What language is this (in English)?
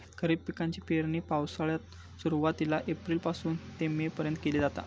Marathi